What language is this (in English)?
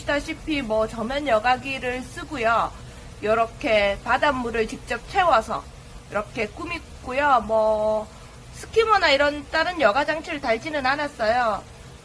Korean